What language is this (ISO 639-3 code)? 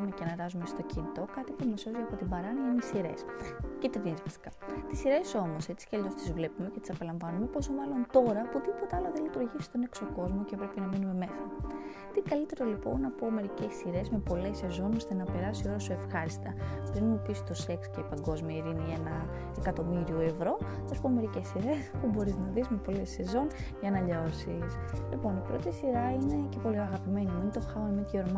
ell